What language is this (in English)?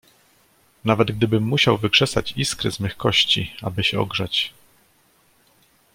Polish